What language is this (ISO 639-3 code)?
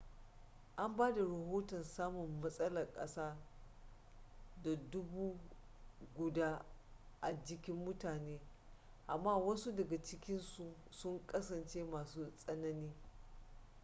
hau